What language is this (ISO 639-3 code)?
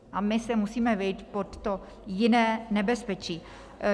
ces